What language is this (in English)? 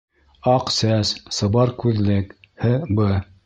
Bashkir